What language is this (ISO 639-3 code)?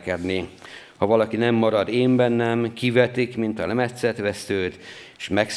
hun